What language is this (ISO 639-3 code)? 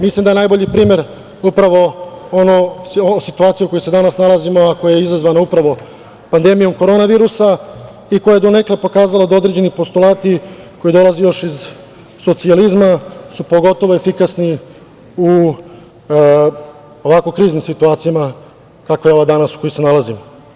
srp